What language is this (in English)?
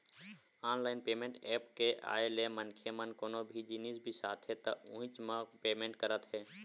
Chhattisgarhi